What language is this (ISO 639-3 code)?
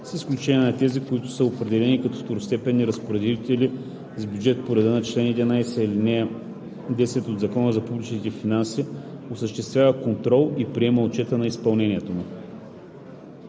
bul